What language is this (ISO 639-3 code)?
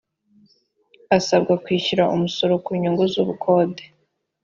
kin